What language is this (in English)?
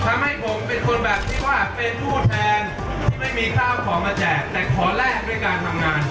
Thai